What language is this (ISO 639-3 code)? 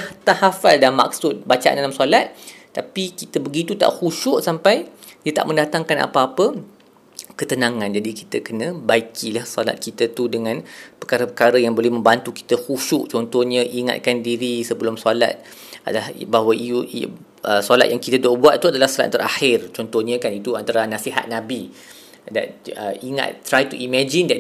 msa